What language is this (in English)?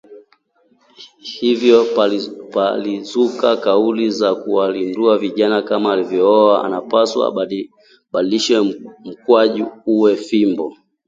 Swahili